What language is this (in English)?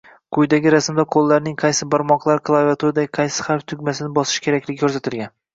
Uzbek